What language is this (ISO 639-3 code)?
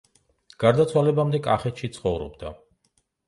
kat